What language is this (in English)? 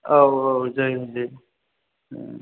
Bodo